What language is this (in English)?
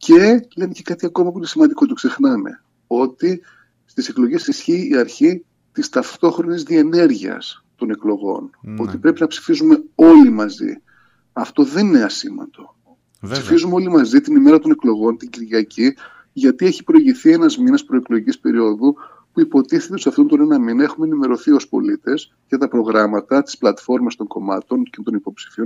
Greek